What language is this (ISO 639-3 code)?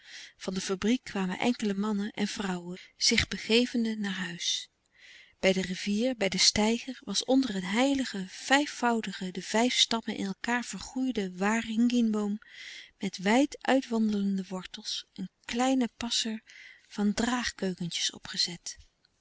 nld